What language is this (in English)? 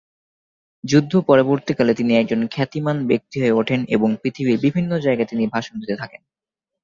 Bangla